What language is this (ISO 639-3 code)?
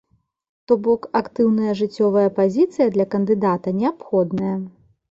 bel